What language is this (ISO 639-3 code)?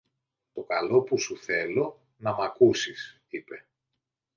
ell